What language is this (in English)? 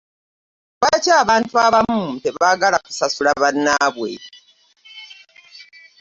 Ganda